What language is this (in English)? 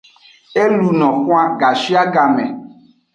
Aja (Benin)